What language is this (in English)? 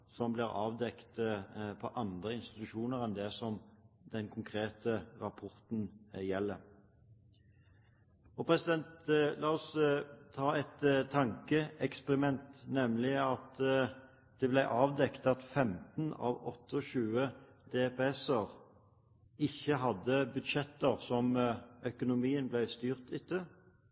Norwegian Bokmål